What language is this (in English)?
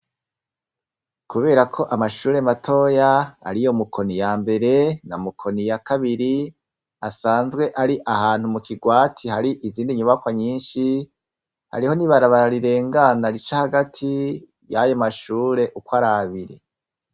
Rundi